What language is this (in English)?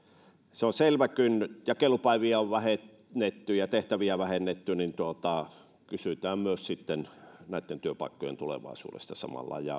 Finnish